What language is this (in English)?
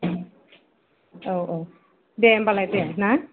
Bodo